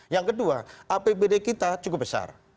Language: Indonesian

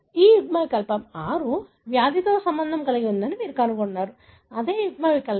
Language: Telugu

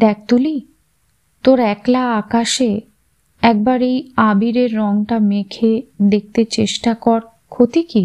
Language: Bangla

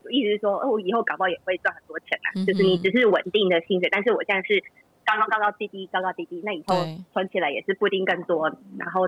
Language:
Chinese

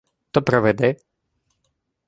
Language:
Ukrainian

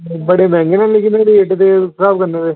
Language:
Dogri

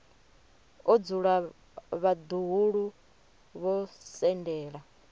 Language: Venda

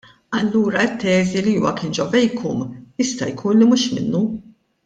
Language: Maltese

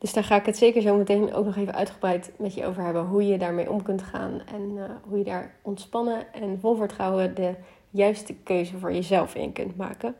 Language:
Dutch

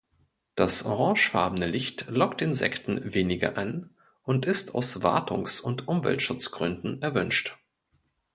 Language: German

